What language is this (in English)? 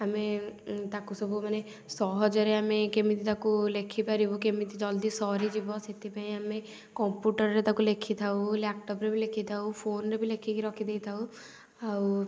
Odia